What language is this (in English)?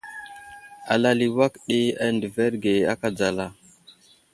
Wuzlam